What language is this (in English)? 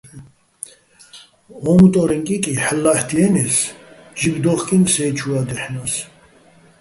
Bats